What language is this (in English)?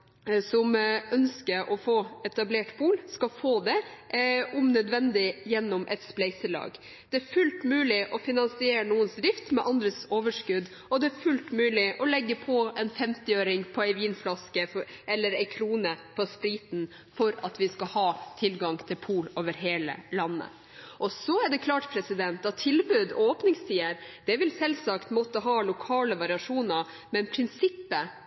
Norwegian Bokmål